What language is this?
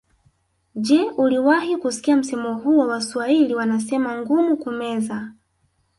Swahili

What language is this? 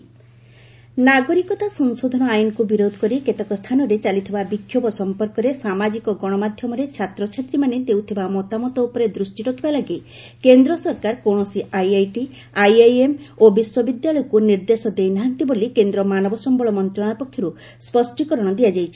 Odia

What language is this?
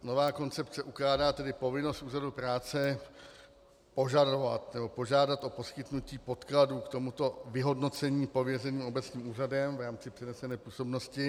Czech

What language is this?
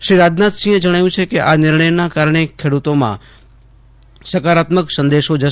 Gujarati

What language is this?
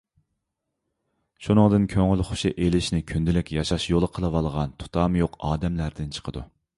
Uyghur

